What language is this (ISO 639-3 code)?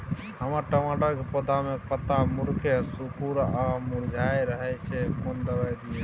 mai